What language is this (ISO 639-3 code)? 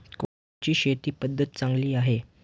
mar